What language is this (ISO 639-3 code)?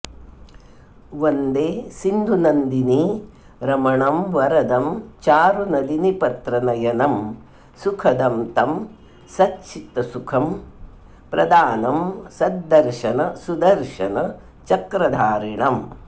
san